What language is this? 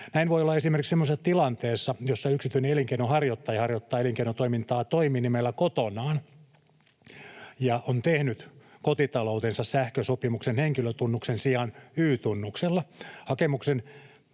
Finnish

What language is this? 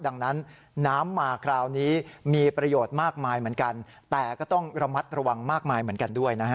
Thai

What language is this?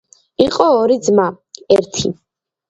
Georgian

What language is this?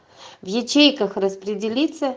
Russian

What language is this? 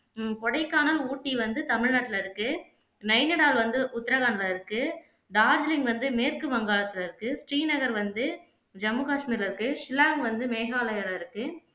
Tamil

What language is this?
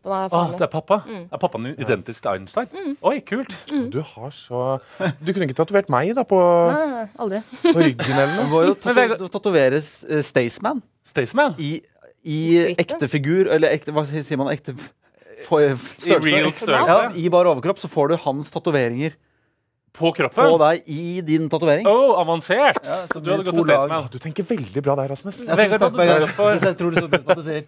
Norwegian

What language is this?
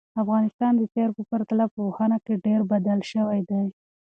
Pashto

